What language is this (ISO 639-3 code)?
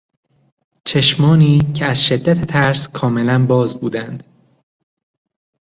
fas